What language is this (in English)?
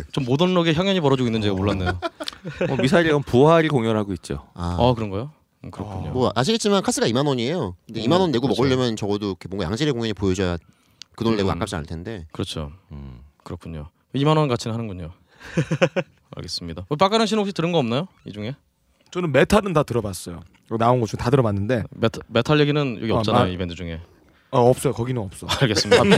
Korean